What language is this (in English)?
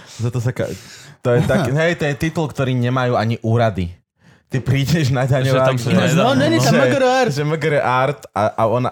Slovak